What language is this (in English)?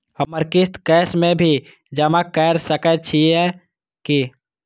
Maithili